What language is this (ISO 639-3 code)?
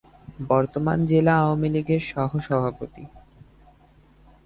ben